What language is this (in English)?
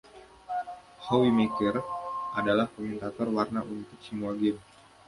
Indonesian